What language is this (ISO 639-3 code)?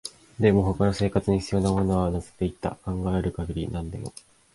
jpn